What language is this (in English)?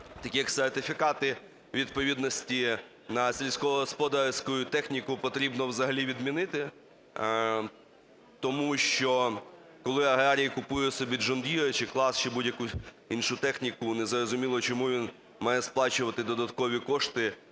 Ukrainian